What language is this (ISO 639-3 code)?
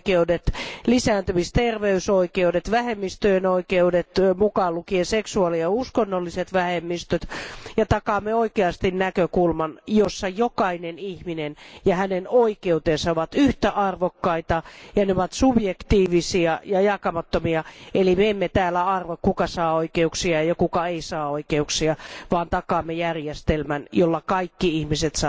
fin